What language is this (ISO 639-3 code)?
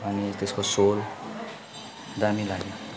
nep